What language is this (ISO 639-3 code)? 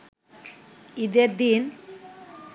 ben